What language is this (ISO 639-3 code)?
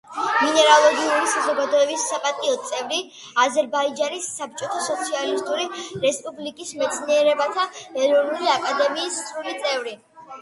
kat